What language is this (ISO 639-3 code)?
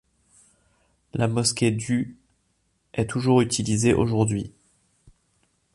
fra